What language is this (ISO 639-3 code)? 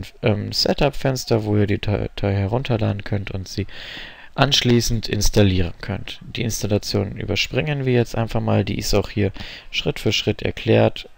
deu